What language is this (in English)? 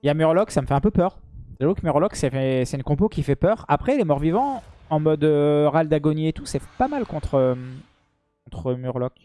French